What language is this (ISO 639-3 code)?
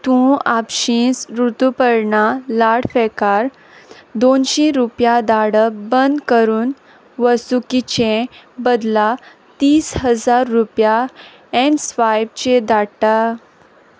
kok